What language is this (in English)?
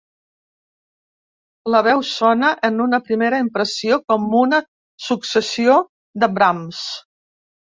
Catalan